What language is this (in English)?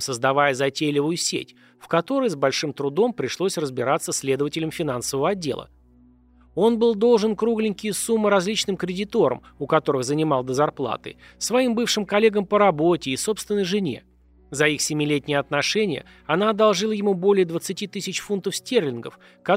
Russian